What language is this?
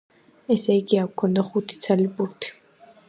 Georgian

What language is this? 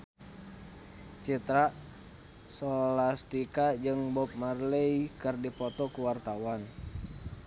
Sundanese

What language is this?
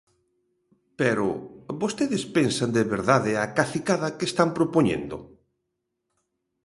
Galician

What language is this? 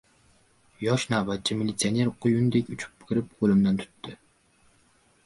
Uzbek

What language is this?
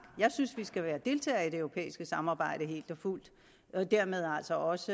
Danish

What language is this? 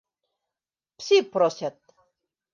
Bashkir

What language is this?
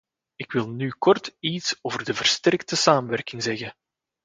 Dutch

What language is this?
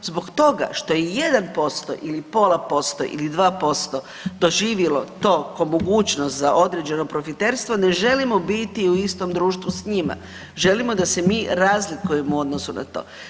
Croatian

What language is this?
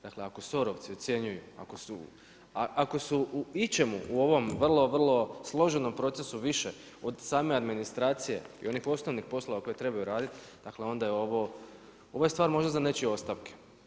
Croatian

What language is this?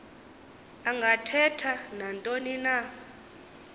Xhosa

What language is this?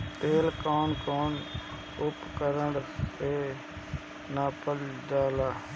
Bhojpuri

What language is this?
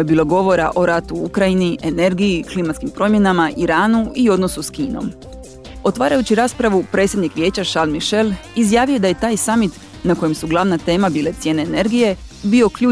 Croatian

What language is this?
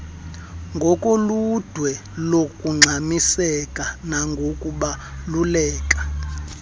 Xhosa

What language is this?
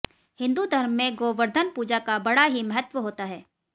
Hindi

